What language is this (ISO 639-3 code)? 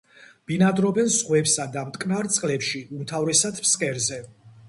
kat